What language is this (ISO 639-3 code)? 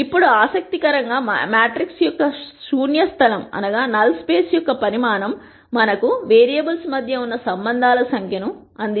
tel